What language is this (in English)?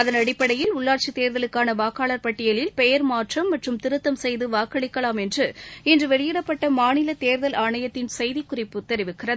Tamil